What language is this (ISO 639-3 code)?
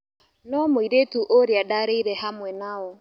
kik